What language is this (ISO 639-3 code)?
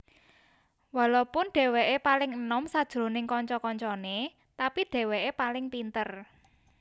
jav